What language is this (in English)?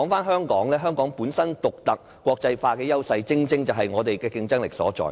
Cantonese